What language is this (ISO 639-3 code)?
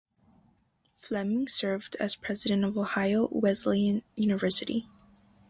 eng